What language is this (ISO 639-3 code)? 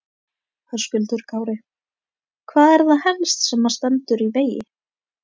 isl